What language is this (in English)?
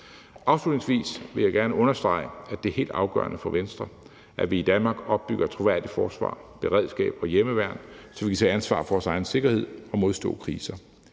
Danish